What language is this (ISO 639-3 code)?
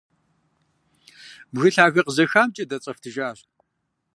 kbd